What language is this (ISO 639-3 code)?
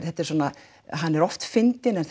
isl